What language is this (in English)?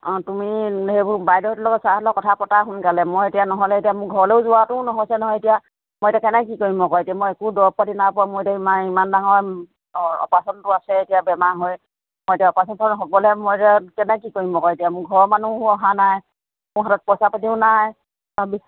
Assamese